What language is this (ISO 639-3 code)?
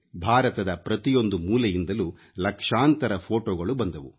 kan